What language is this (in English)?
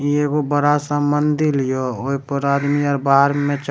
Maithili